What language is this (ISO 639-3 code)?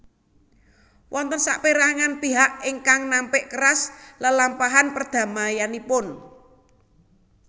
jav